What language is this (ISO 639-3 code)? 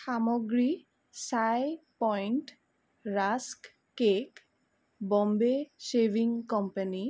asm